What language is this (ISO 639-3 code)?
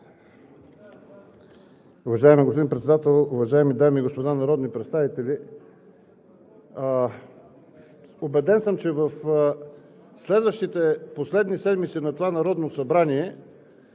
bul